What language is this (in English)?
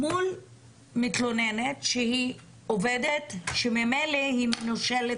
Hebrew